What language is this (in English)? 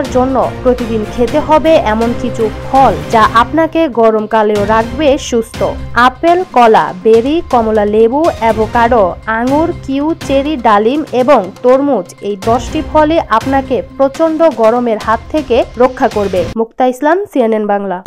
Bangla